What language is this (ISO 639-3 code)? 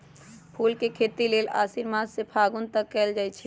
mag